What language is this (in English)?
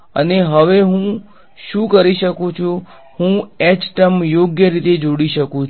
Gujarati